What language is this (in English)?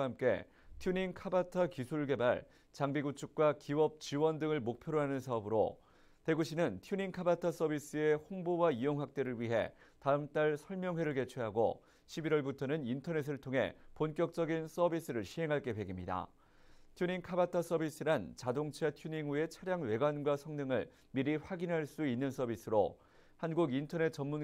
Korean